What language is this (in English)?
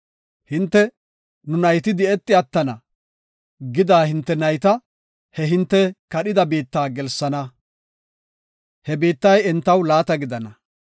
Gofa